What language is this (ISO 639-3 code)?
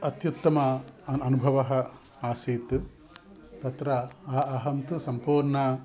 san